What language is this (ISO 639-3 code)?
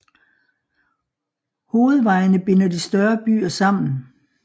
dan